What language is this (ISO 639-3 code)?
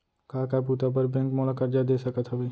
hne